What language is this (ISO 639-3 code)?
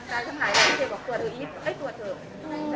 tha